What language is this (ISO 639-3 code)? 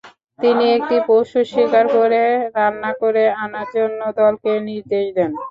ben